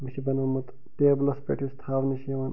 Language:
Kashmiri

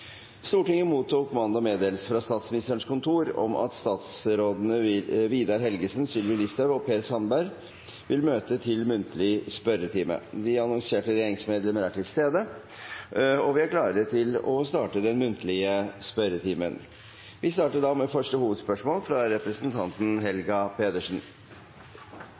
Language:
Norwegian Bokmål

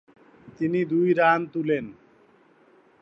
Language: Bangla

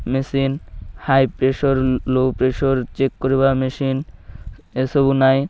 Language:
Odia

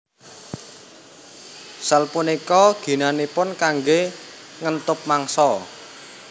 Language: Javanese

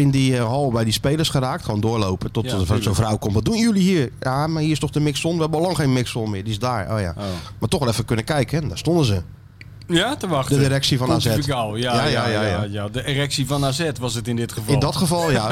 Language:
Dutch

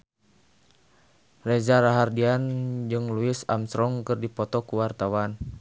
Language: Sundanese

